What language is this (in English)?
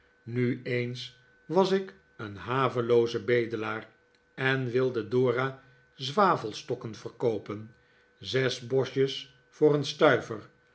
Dutch